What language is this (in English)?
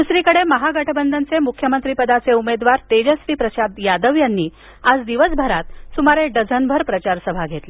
Marathi